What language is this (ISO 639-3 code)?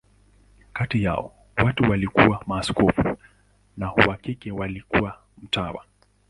swa